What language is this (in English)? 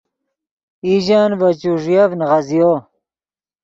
Yidgha